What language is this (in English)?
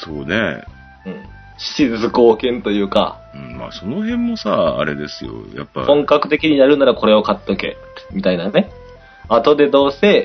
Japanese